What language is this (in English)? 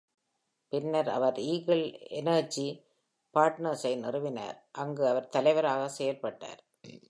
Tamil